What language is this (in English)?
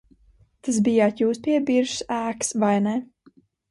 Latvian